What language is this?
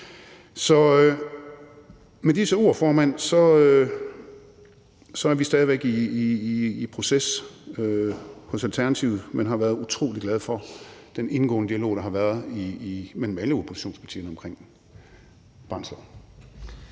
Danish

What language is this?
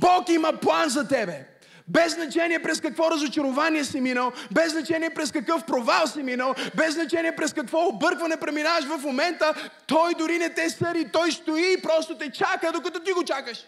Bulgarian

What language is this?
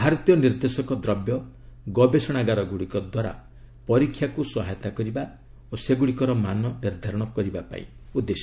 Odia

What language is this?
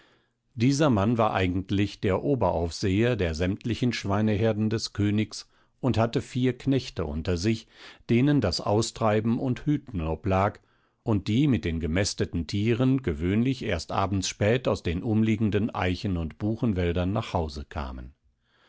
German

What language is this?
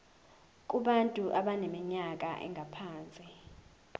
Zulu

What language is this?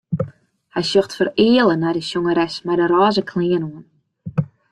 Western Frisian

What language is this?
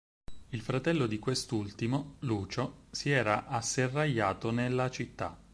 Italian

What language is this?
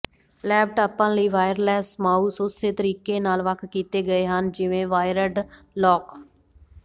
Punjabi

